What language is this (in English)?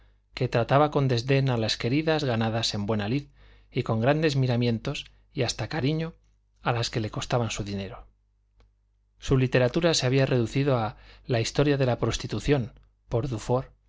Spanish